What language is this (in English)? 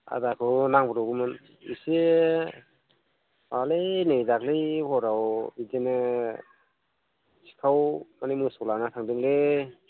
Bodo